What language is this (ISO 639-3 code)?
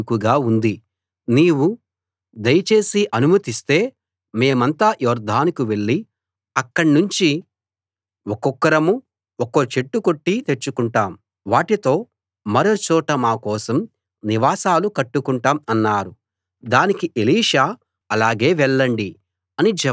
tel